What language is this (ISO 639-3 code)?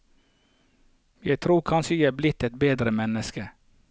nor